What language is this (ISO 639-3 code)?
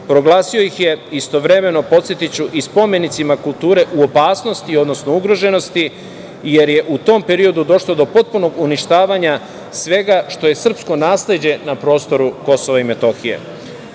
srp